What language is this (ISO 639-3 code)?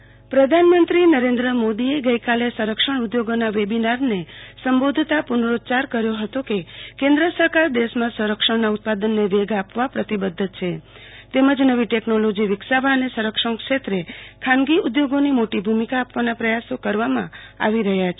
guj